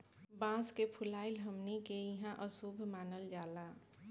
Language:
Bhojpuri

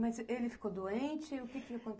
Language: Portuguese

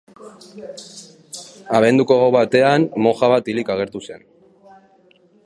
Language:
Basque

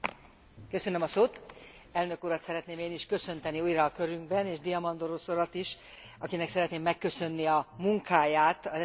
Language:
Hungarian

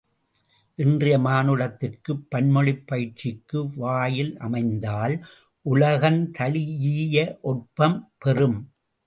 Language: Tamil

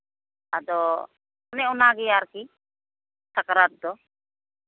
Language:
Santali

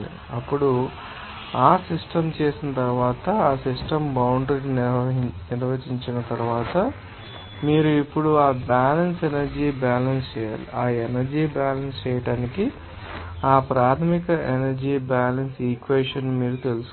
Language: Telugu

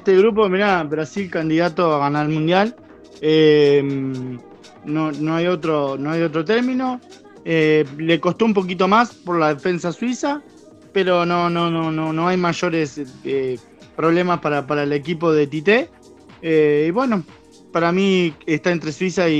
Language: Spanish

